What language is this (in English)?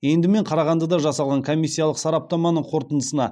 Kazakh